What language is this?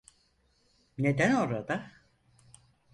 Turkish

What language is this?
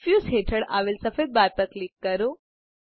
Gujarati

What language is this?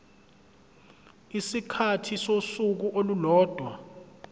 Zulu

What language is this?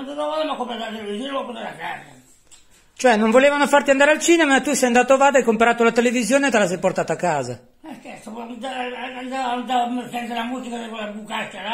Italian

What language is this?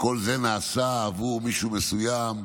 Hebrew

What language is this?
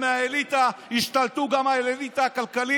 Hebrew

